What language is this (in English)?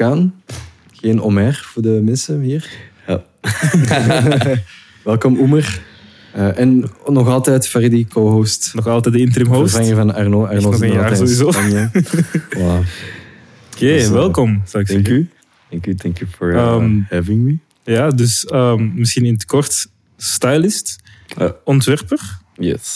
Dutch